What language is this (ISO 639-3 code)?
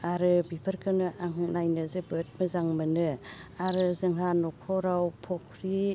brx